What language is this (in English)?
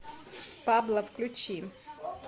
Russian